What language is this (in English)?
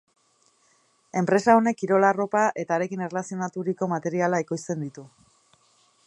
Basque